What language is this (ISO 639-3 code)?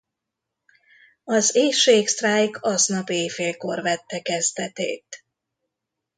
hun